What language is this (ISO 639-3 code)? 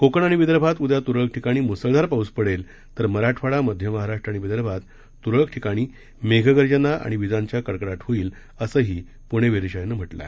mar